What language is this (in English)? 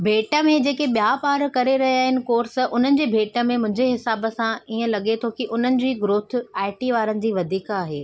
Sindhi